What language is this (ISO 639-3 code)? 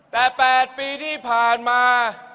tha